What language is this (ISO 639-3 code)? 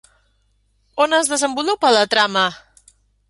cat